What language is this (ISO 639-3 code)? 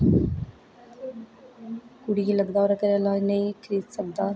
doi